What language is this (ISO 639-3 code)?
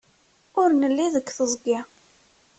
kab